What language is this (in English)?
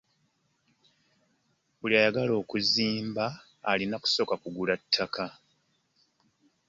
Ganda